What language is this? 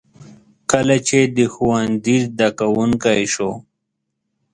Pashto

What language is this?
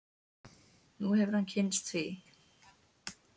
Icelandic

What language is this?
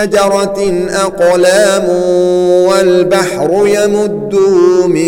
Arabic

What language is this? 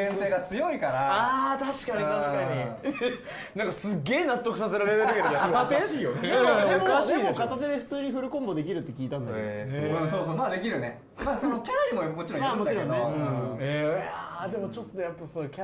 Japanese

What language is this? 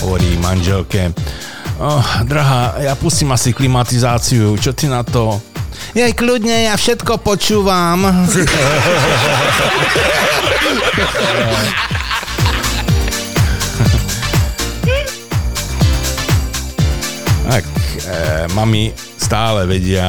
Slovak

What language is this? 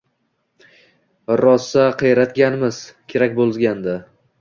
Uzbek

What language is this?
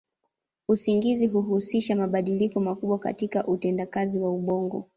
Swahili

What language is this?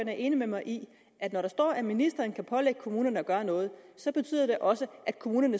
Danish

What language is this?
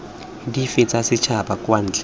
Tswana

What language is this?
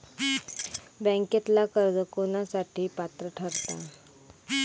Marathi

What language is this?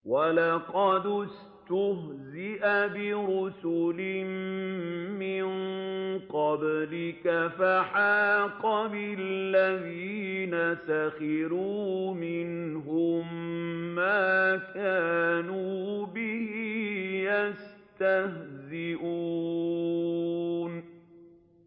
Arabic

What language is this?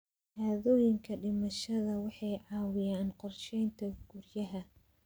Somali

